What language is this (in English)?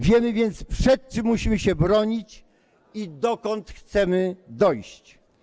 Polish